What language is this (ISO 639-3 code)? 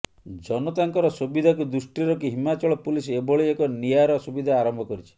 ori